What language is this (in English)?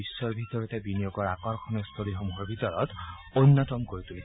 Assamese